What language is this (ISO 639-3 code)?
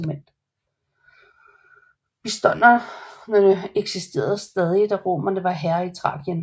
dan